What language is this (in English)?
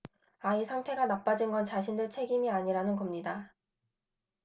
Korean